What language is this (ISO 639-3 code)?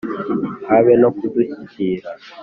kin